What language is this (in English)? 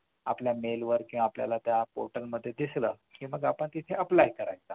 Marathi